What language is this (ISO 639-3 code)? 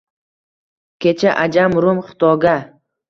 uzb